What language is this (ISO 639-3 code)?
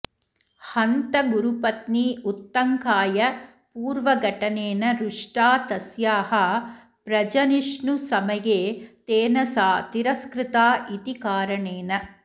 san